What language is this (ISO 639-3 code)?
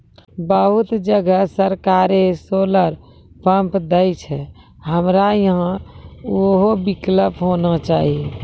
mai